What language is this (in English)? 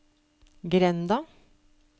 Norwegian